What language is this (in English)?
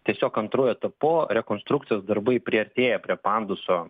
Lithuanian